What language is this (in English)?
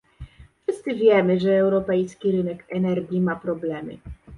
Polish